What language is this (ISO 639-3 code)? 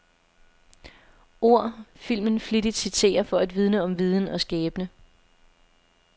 dan